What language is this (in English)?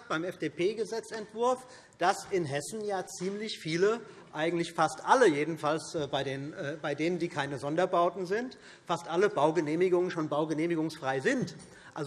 German